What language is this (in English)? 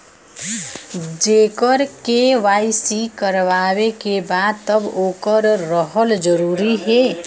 Bhojpuri